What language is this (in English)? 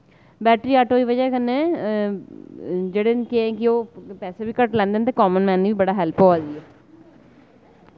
Dogri